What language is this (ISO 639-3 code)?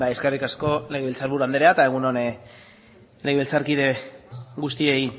eus